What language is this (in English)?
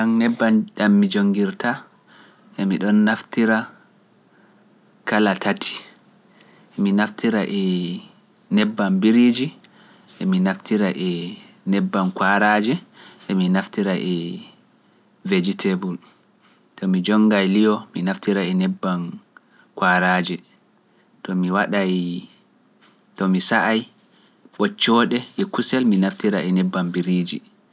Pular